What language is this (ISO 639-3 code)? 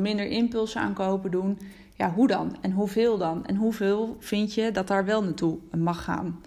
nld